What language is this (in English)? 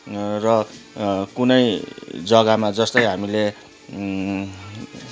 Nepali